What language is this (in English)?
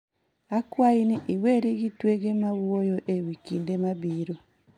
Luo (Kenya and Tanzania)